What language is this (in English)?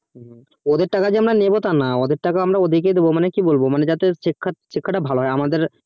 Bangla